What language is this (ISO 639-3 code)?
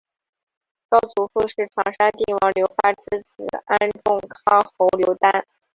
zho